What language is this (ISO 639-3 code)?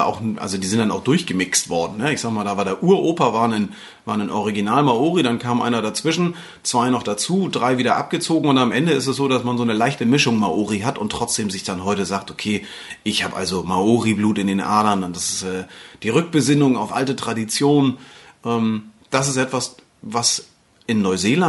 deu